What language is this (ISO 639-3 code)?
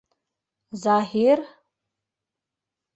bak